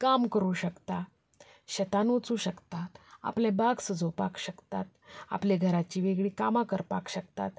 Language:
Konkani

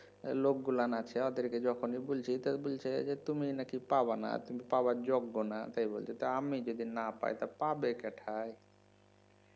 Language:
Bangla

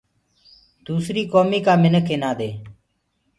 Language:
Gurgula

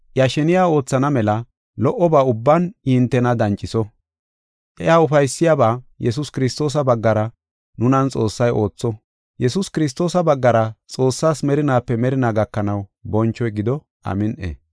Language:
Gofa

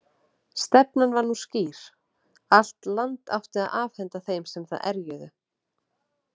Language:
Icelandic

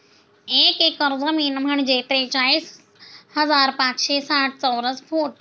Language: Marathi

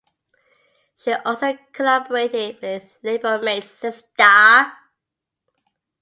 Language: English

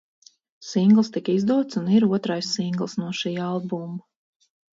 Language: Latvian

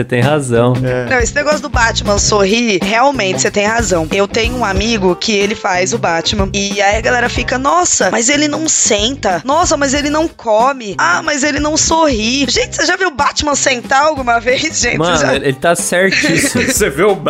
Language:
Portuguese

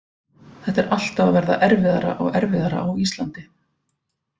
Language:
Icelandic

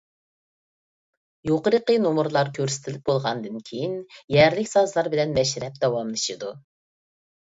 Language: Uyghur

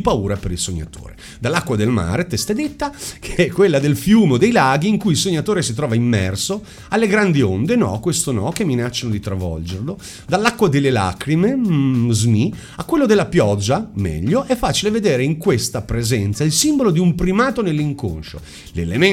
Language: Italian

